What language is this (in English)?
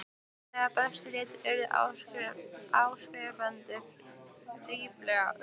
Icelandic